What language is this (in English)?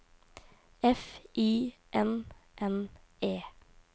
Norwegian